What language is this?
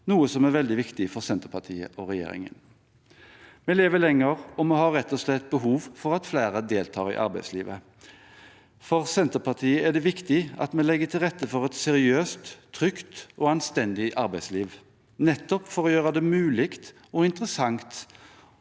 Norwegian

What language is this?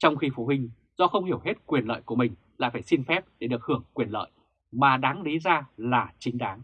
Vietnamese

